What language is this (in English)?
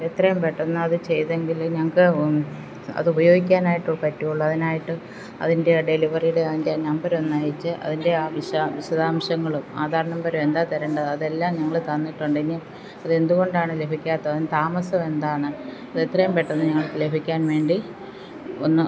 Malayalam